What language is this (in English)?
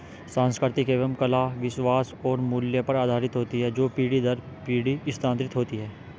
Hindi